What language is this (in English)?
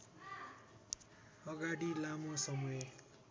Nepali